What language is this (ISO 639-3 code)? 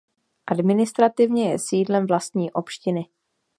ces